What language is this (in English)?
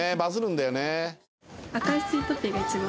Japanese